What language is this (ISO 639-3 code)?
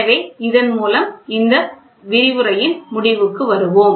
tam